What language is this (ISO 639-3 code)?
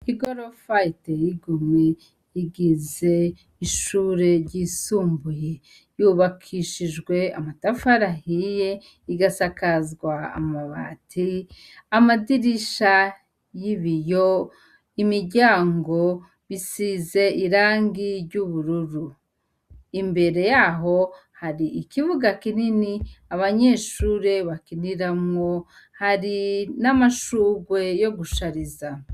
run